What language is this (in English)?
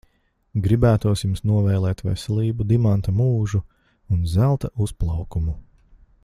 Latvian